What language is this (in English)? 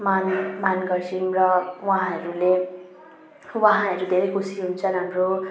Nepali